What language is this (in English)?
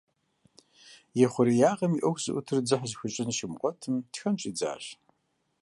Kabardian